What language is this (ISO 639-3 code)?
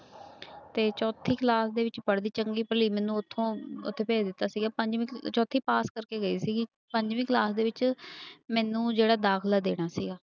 pan